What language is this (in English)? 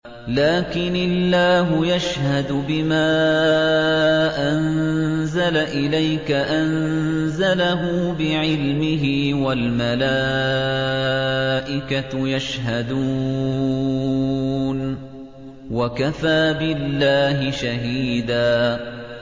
Arabic